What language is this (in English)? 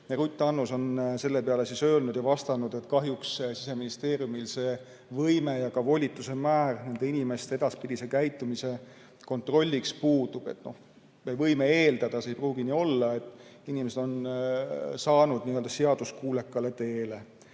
Estonian